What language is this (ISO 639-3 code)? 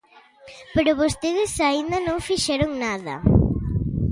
glg